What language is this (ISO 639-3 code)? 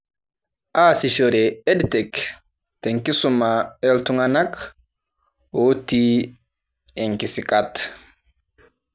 mas